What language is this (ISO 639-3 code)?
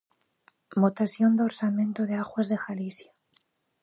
glg